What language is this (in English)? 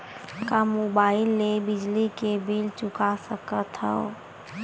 Chhattisgarhi